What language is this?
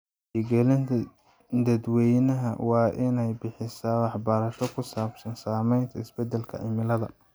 Somali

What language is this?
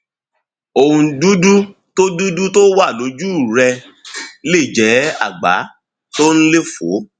Yoruba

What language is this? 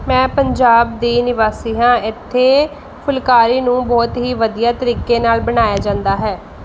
Punjabi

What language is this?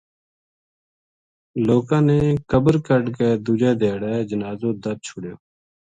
Gujari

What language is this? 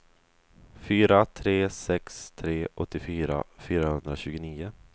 Swedish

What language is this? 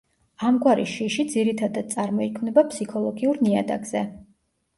Georgian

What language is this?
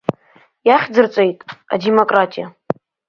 Abkhazian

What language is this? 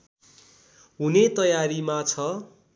Nepali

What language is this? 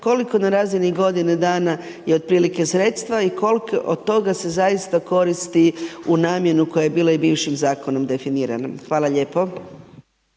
Croatian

